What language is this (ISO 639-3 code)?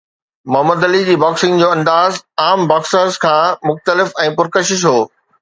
snd